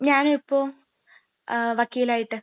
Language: Malayalam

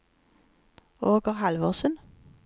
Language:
Norwegian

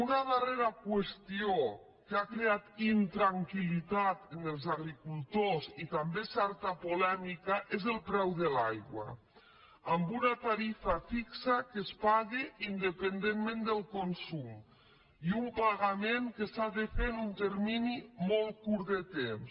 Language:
Catalan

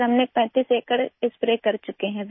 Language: Urdu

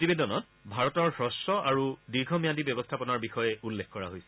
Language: Assamese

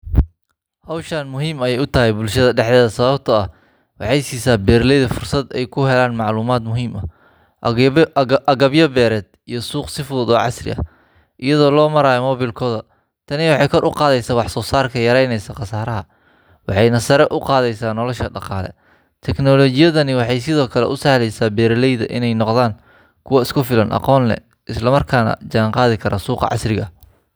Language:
Somali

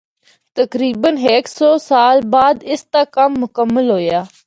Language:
Northern Hindko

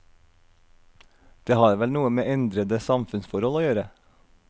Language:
Norwegian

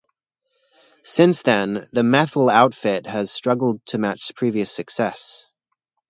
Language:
English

